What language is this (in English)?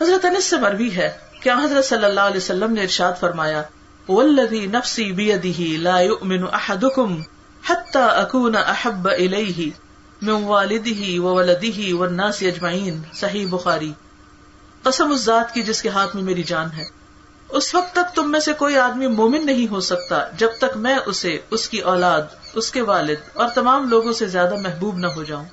Urdu